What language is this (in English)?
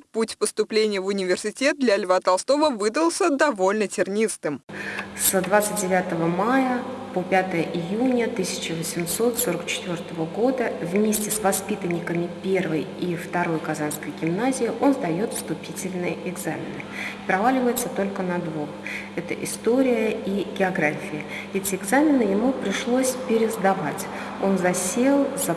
Russian